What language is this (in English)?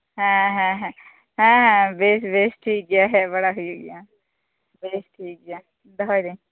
Santali